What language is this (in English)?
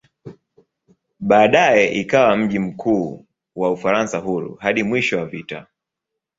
Swahili